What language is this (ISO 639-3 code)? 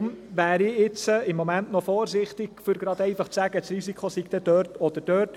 gsw